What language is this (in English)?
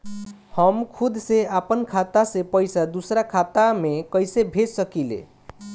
Bhojpuri